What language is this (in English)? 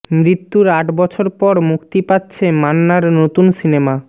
Bangla